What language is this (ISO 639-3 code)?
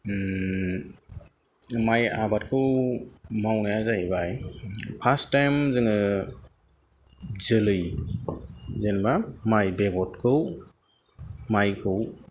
brx